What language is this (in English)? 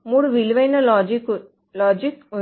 Telugu